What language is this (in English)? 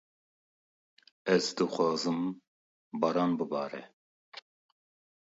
Kurdish